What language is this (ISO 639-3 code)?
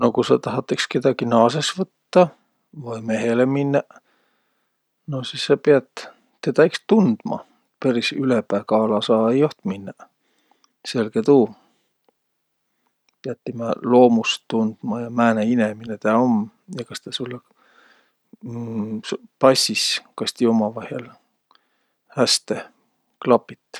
vro